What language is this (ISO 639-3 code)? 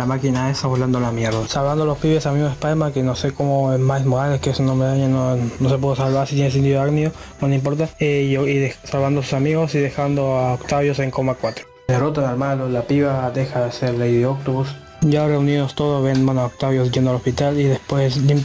spa